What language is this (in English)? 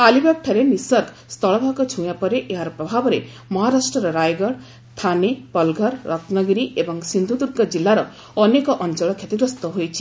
Odia